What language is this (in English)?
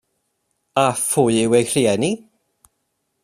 Welsh